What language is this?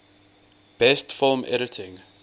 English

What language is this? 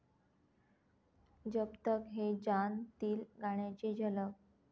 Marathi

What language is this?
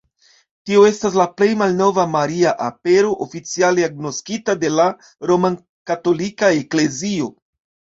Esperanto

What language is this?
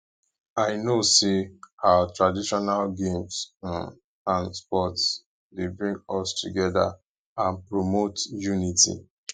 Nigerian Pidgin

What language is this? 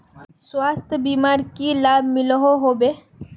Magahi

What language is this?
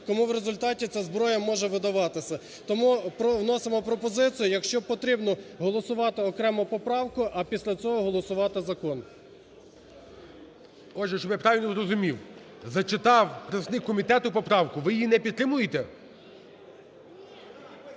Ukrainian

